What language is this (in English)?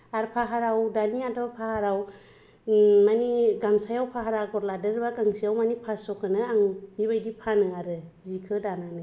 Bodo